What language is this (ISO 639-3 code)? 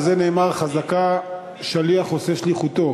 heb